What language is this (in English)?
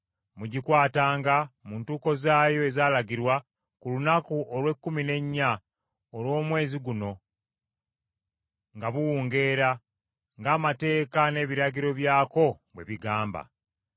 Ganda